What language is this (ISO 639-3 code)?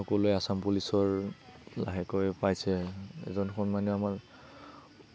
asm